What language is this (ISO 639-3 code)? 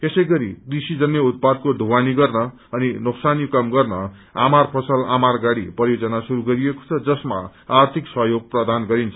nep